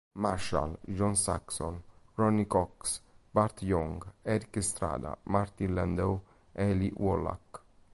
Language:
Italian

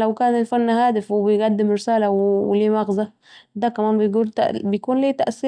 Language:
Saidi Arabic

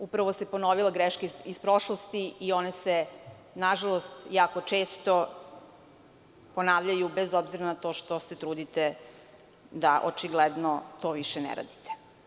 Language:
Serbian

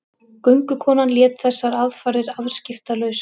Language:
Icelandic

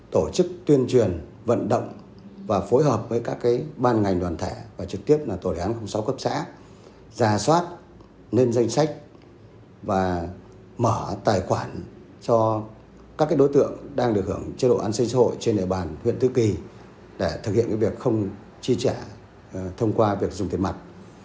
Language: Vietnamese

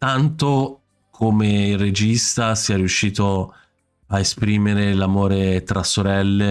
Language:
Italian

